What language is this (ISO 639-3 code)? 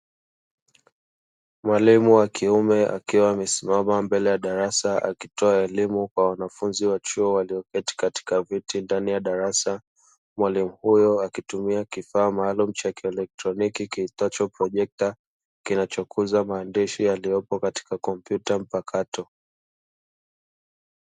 swa